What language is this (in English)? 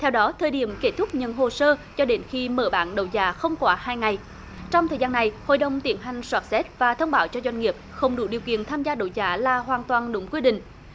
Vietnamese